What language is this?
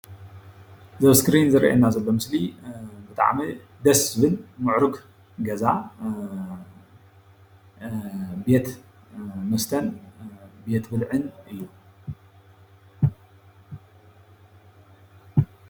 Tigrinya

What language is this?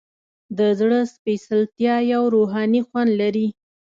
Pashto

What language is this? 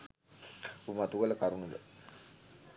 Sinhala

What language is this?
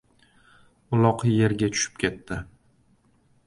Uzbek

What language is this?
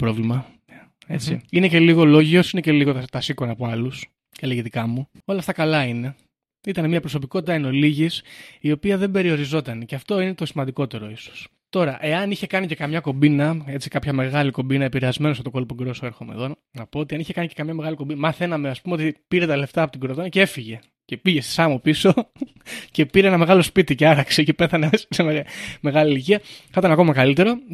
Greek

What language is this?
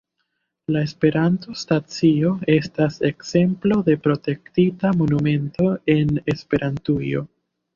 Esperanto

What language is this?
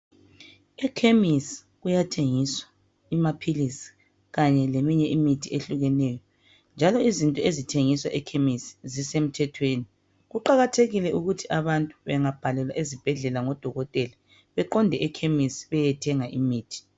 North Ndebele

